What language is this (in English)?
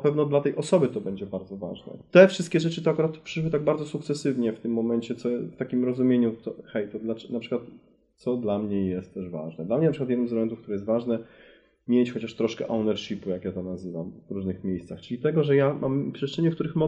Polish